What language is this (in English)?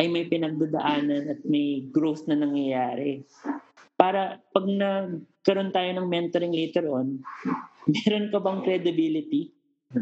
Filipino